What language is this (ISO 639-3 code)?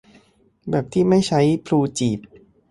tha